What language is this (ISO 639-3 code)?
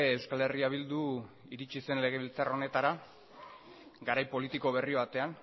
eus